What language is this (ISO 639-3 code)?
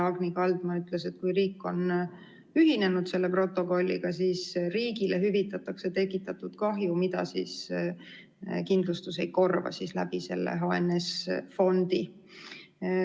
est